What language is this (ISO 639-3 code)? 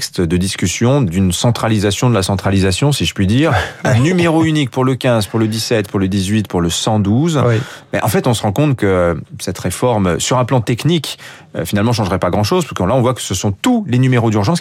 fra